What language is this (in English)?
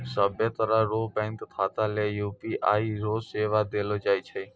Maithili